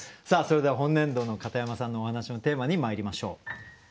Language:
Japanese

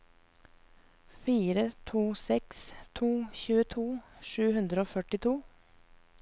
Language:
Norwegian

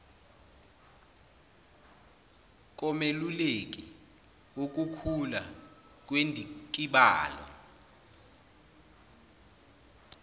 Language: Zulu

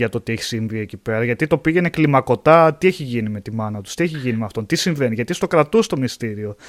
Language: Greek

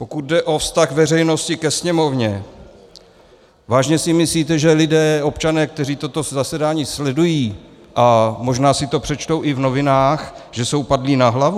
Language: Czech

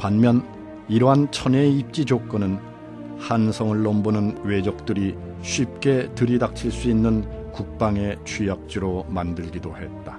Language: Korean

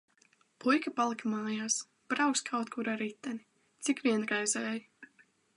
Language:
Latvian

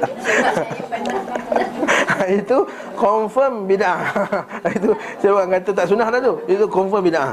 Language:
Malay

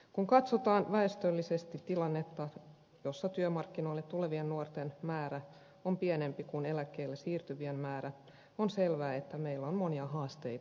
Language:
Finnish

